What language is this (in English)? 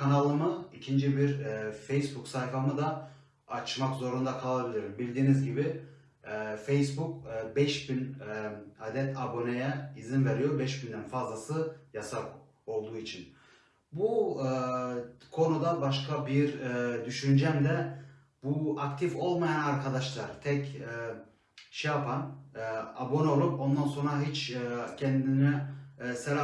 Turkish